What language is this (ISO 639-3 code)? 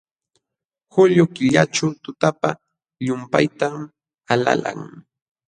qxw